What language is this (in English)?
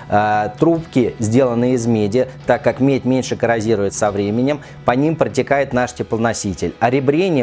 Russian